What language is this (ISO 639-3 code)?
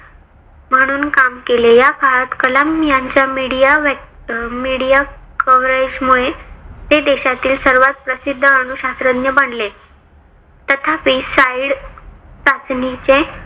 mar